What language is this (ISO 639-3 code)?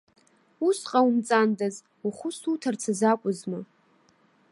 abk